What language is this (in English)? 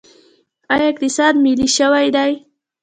Pashto